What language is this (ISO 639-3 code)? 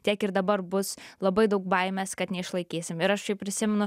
lit